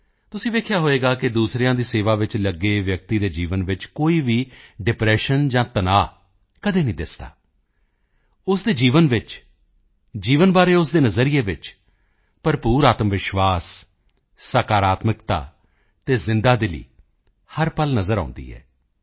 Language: Punjabi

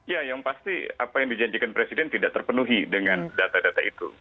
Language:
Indonesian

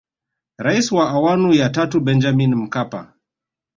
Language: Swahili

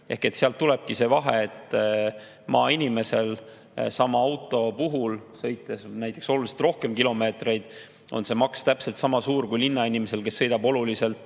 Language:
Estonian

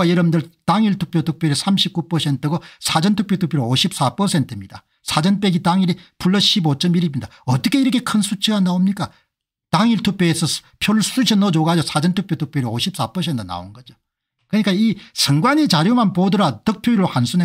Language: Korean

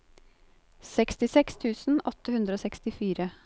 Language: Norwegian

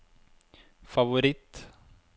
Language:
Norwegian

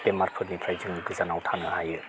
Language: Bodo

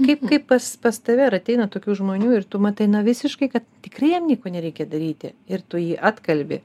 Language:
Lithuanian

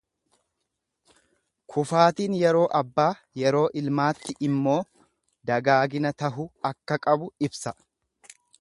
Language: Oromo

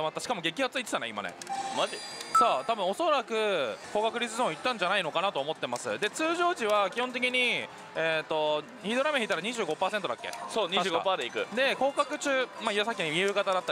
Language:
Japanese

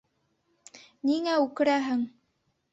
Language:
Bashkir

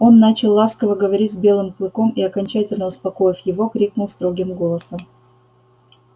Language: Russian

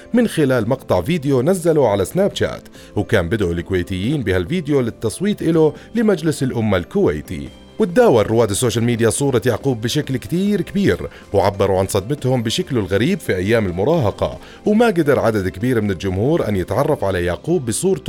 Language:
Arabic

